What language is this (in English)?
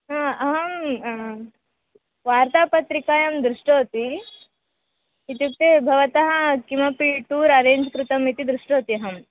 Sanskrit